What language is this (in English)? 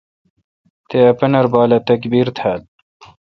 Kalkoti